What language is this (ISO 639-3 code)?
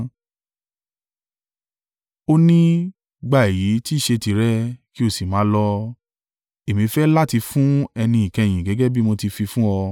yor